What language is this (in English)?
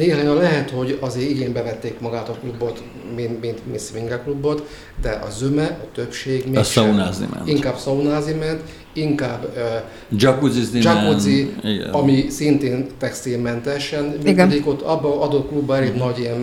Hungarian